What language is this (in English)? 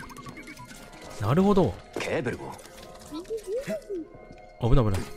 Japanese